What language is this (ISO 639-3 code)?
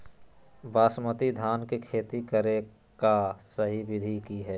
mag